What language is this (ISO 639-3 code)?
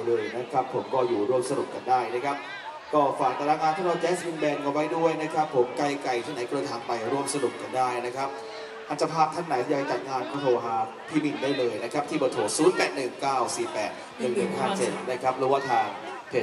tha